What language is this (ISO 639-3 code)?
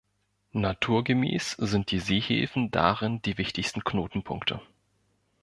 deu